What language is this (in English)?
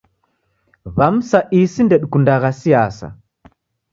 Taita